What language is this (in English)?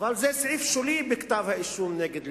Hebrew